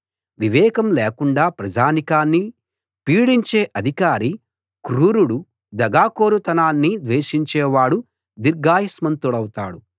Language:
Telugu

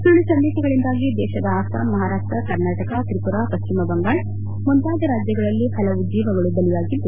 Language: Kannada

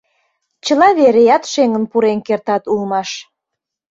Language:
Mari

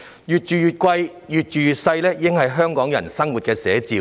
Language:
Cantonese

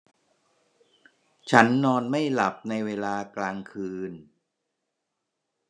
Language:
Thai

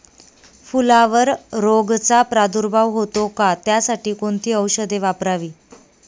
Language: Marathi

